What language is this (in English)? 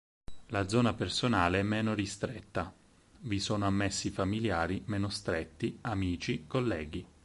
Italian